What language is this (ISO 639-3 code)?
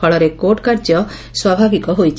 ori